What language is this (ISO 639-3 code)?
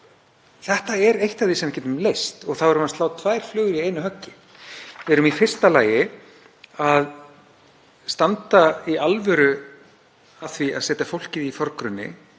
isl